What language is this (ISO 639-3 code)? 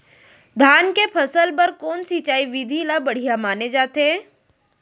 hne